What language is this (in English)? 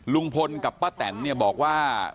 Thai